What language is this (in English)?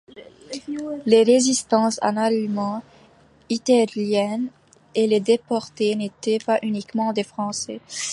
French